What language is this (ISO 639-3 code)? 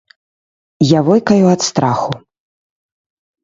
bel